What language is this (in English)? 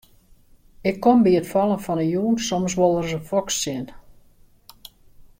Western Frisian